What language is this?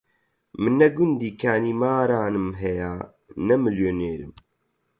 Central Kurdish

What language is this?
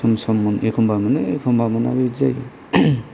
Bodo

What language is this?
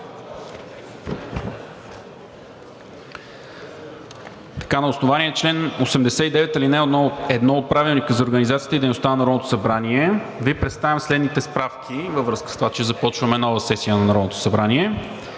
Bulgarian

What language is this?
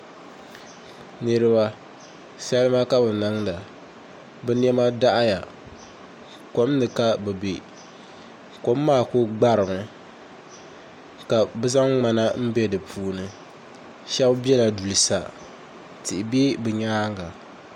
Dagbani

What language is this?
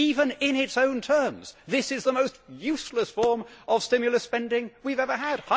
English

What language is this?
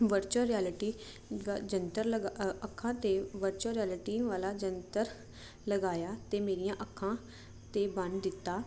Punjabi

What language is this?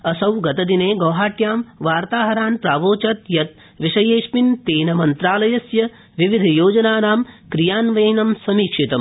Sanskrit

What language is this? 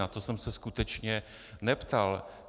Czech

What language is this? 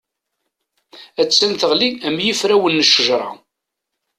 Kabyle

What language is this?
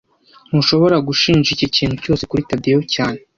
Kinyarwanda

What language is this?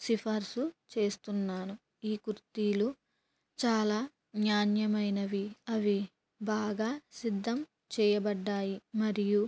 Telugu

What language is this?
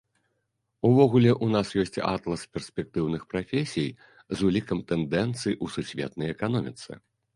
Belarusian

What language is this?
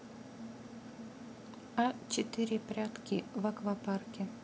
Russian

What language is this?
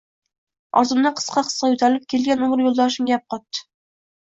Uzbek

